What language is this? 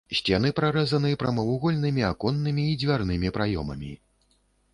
Belarusian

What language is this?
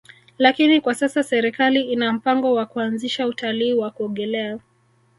Swahili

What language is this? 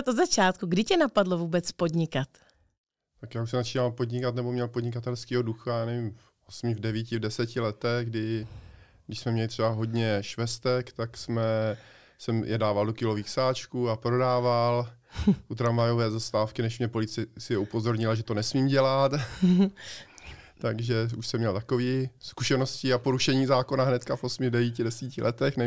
Czech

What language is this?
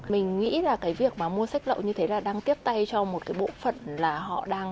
Vietnamese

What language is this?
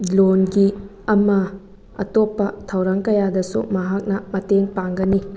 Manipuri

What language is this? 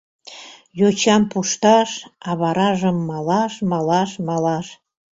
Mari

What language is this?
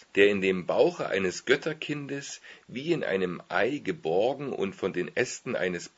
German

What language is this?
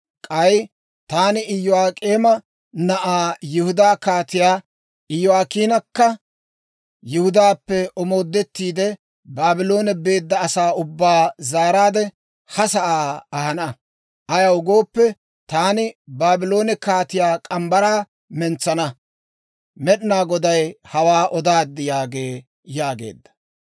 Dawro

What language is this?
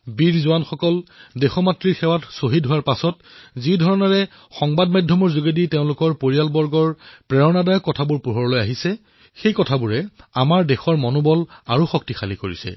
Assamese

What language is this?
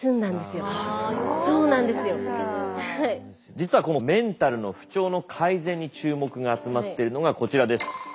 Japanese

